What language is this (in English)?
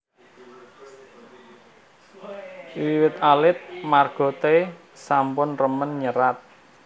Javanese